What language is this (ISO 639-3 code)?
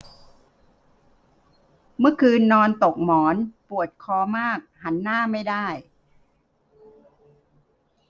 tha